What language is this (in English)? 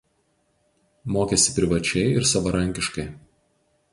Lithuanian